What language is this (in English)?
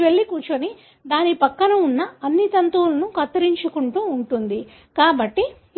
Telugu